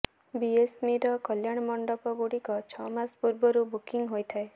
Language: Odia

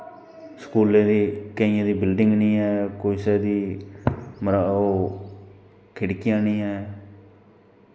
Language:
Dogri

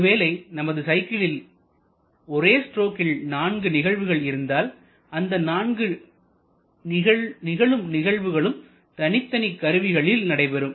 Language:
Tamil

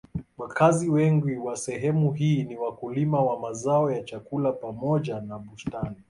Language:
Swahili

